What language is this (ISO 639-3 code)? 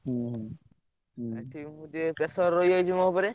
ori